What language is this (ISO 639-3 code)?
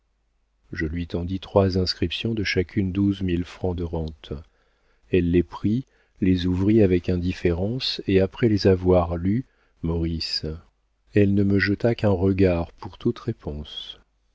fra